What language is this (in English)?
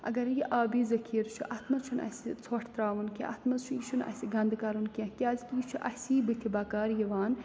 Kashmiri